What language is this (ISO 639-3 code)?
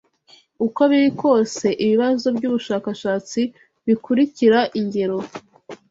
kin